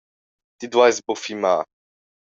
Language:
Romansh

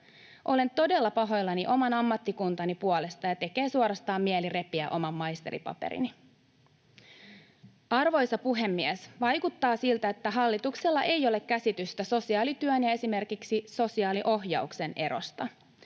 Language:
Finnish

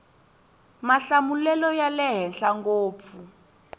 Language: Tsonga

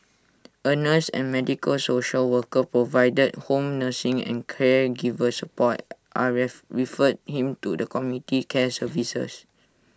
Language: English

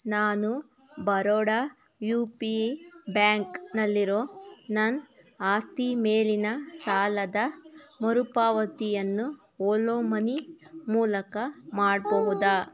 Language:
Kannada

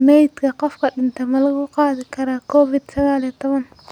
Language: Somali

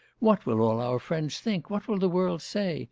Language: English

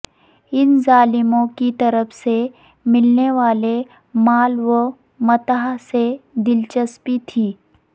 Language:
Urdu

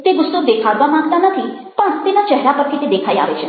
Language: Gujarati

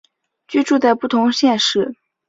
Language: Chinese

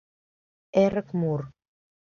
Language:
Mari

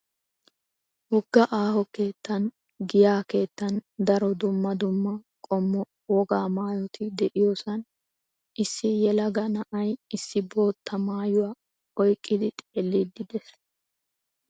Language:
Wolaytta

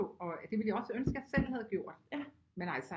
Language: Danish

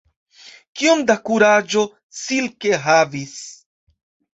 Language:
Esperanto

